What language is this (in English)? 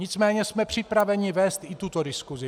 Czech